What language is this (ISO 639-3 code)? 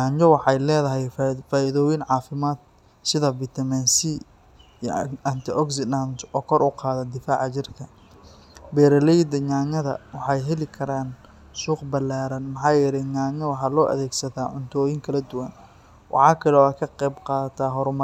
som